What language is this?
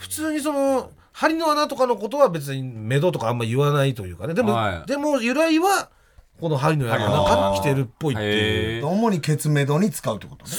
Japanese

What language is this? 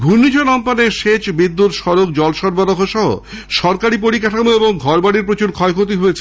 Bangla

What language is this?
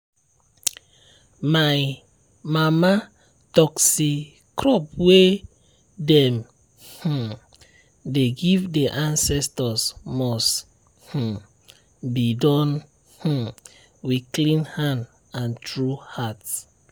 Nigerian Pidgin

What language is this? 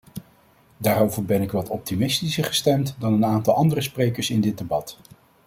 Dutch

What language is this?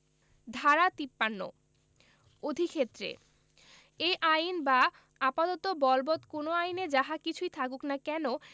Bangla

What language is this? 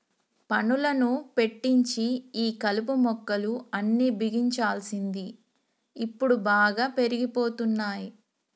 Telugu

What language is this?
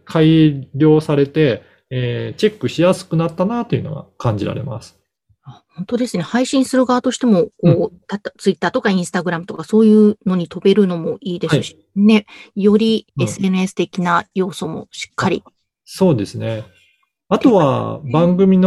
Japanese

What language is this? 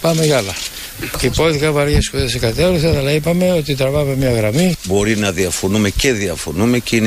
Greek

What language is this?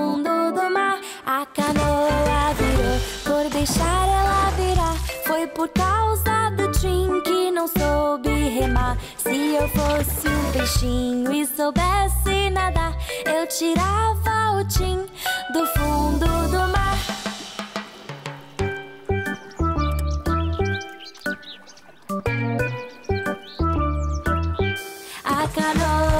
Portuguese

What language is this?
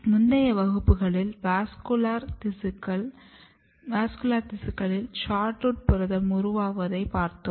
Tamil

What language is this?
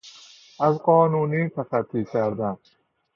Persian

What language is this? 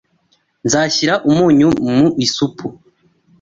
Kinyarwanda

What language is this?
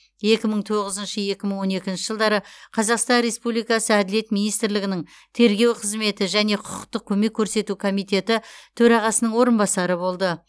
Kazakh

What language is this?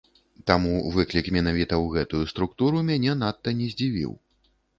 Belarusian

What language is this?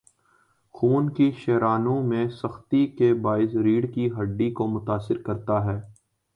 Urdu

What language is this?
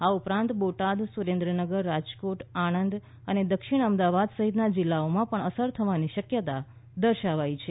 Gujarati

